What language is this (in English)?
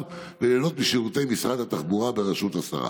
Hebrew